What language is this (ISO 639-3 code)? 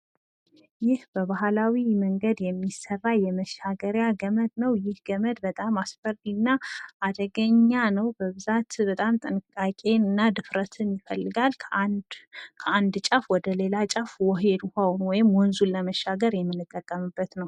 amh